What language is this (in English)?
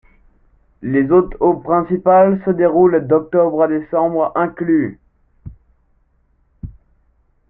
French